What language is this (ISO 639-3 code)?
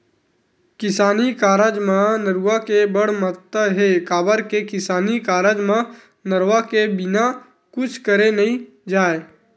hne